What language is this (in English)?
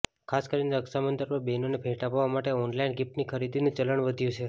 Gujarati